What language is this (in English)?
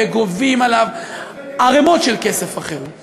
Hebrew